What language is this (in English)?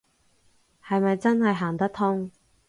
Cantonese